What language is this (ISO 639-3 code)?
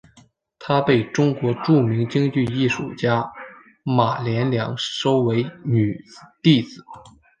zho